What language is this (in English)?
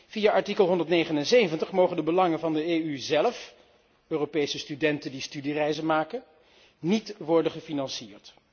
Dutch